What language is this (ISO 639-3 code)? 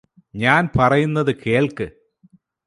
mal